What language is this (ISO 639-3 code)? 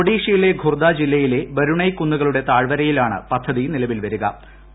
mal